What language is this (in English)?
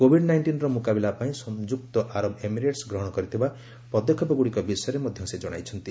Odia